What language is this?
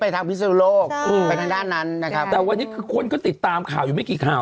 Thai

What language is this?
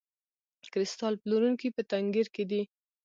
Pashto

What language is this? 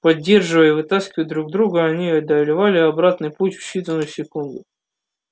Russian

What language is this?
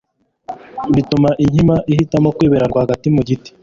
Kinyarwanda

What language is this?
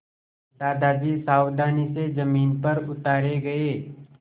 Hindi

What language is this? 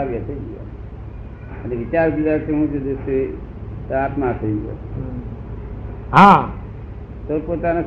Gujarati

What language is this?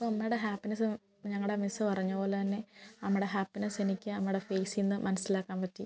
Malayalam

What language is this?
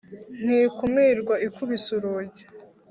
Kinyarwanda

